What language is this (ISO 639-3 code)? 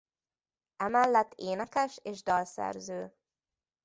hun